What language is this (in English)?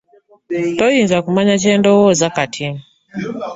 Ganda